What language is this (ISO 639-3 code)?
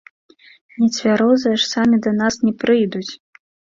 bel